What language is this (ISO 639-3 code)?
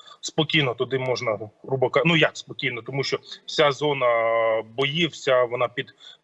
ukr